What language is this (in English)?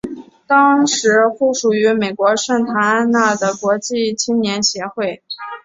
Chinese